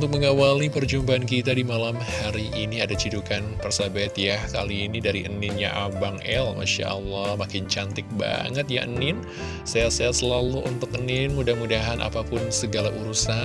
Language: Indonesian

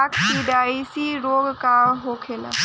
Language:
Bhojpuri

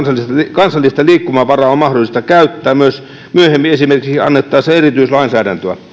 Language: Finnish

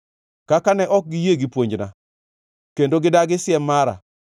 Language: Luo (Kenya and Tanzania)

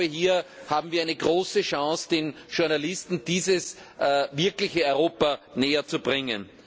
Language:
German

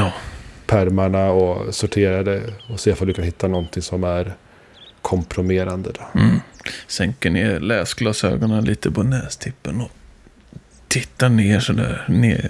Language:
Swedish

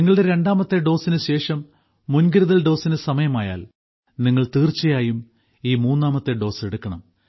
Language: Malayalam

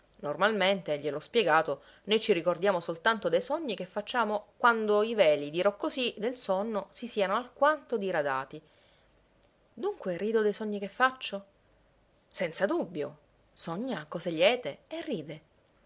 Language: Italian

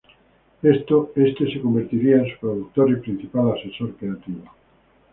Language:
Spanish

